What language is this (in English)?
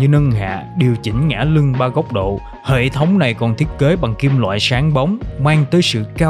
Vietnamese